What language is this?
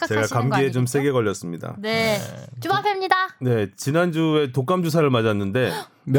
Korean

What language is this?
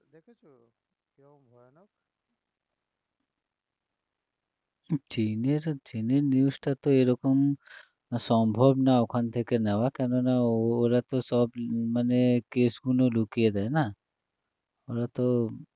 Bangla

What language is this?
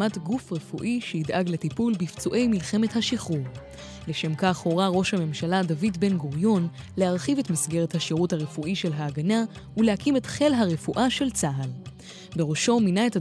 Hebrew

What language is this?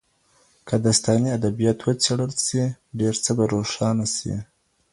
Pashto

